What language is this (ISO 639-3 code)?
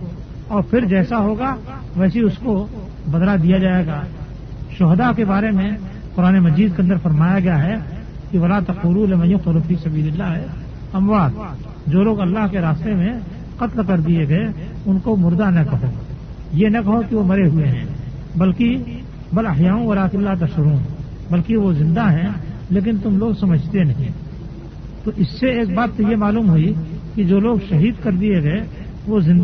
urd